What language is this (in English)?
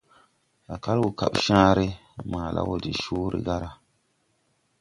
Tupuri